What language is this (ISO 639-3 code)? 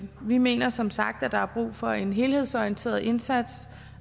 dan